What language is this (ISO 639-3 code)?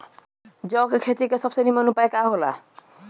bho